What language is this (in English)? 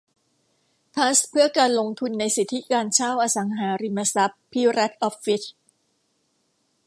Thai